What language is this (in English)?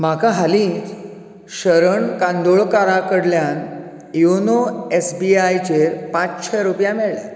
Konkani